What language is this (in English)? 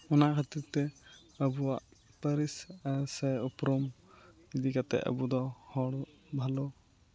Santali